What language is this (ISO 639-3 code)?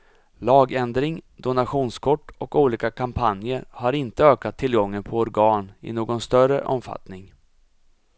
swe